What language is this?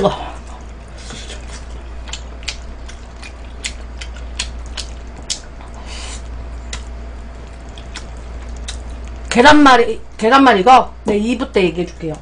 Korean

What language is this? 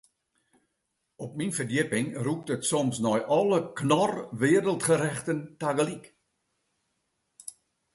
Western Frisian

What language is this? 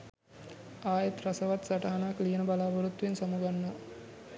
Sinhala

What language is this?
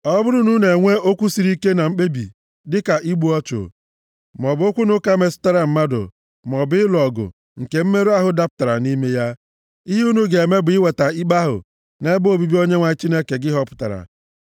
Igbo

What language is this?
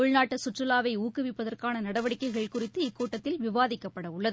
Tamil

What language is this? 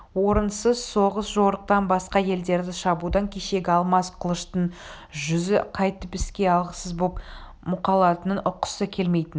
Kazakh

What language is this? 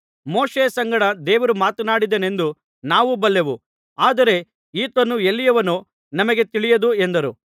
Kannada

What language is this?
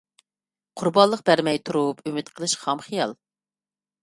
Uyghur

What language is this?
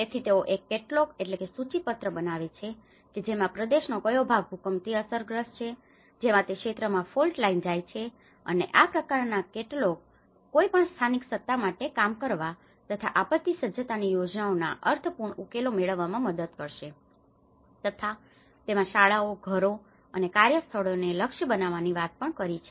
Gujarati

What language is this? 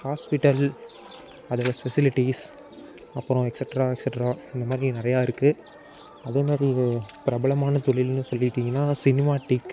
Tamil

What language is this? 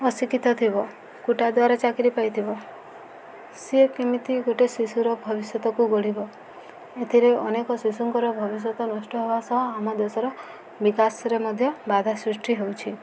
Odia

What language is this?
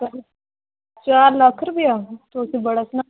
Dogri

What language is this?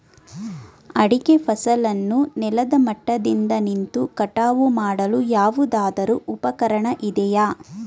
Kannada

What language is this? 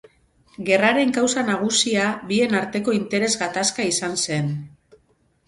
Basque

